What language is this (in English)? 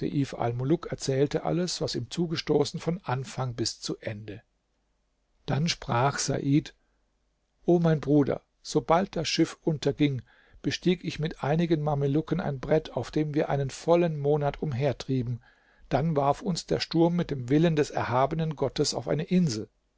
German